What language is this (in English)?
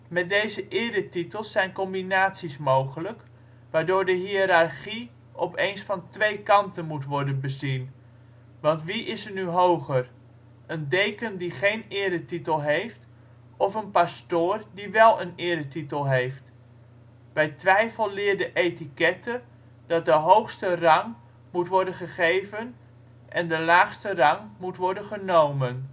Dutch